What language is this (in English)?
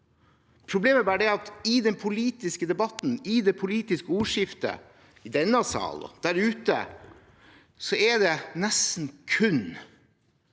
Norwegian